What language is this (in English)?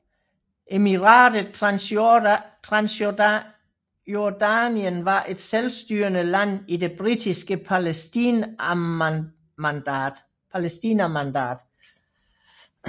Danish